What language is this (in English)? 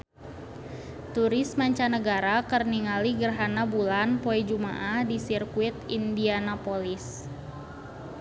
Sundanese